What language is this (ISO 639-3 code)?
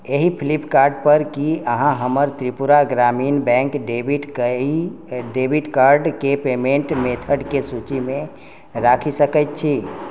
mai